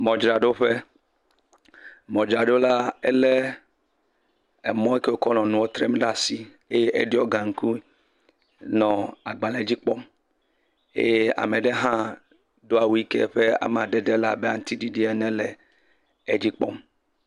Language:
Ewe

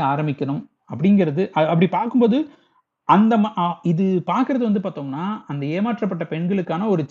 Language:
Tamil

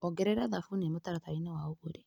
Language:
Kikuyu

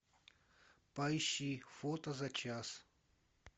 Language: Russian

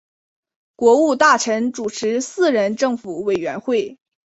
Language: Chinese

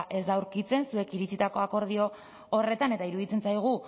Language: Basque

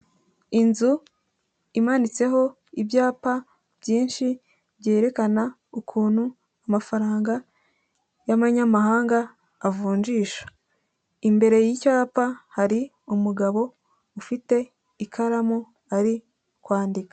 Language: Kinyarwanda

